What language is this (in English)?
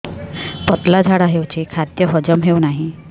Odia